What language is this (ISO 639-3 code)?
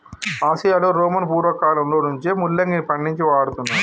tel